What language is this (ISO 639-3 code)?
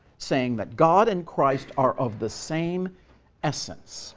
eng